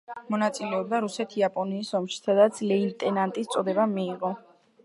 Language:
Georgian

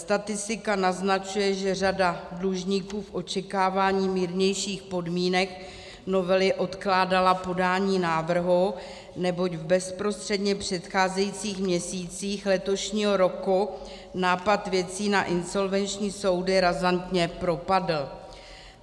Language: Czech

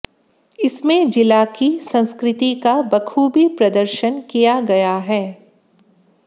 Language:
Hindi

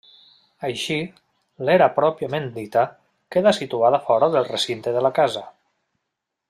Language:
Catalan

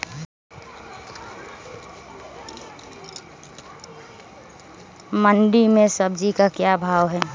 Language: Magahi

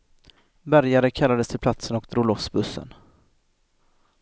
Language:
Swedish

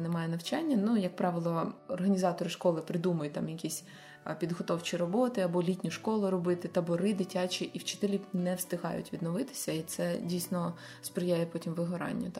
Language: Ukrainian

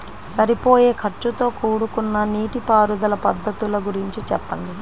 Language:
Telugu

